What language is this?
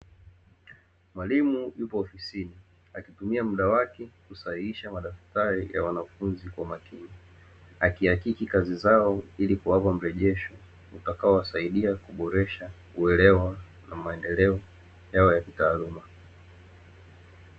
Swahili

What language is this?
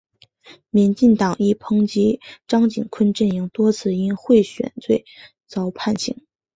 Chinese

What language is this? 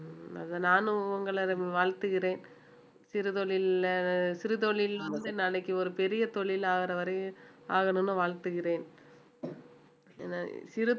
Tamil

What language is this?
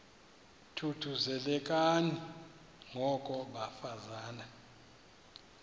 Xhosa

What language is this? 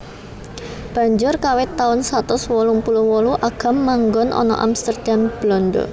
Javanese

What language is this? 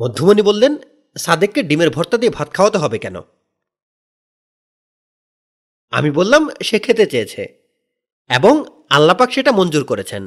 Bangla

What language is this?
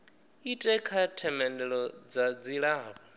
Venda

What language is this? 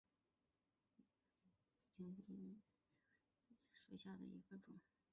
Chinese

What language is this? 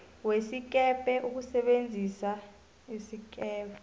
South Ndebele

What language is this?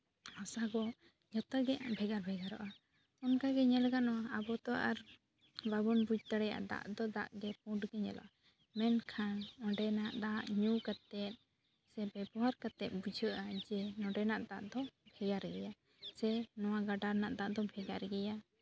Santali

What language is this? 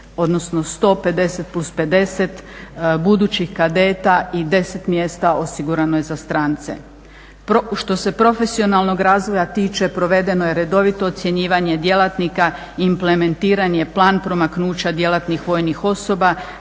Croatian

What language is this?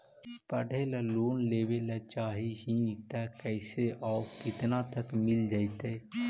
Magahi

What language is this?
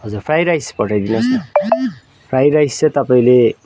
Nepali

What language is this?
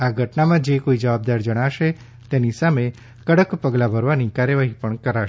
Gujarati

